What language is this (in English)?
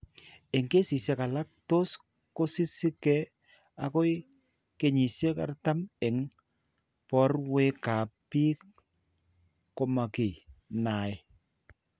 Kalenjin